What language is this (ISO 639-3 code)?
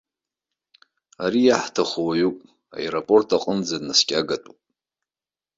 abk